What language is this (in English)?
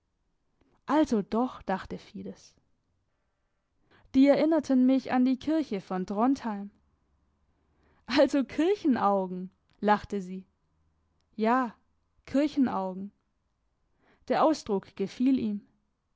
German